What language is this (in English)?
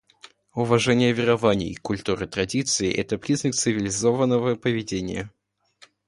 Russian